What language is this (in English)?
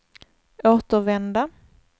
Swedish